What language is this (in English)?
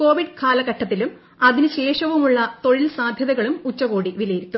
Malayalam